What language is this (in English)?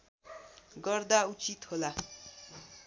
Nepali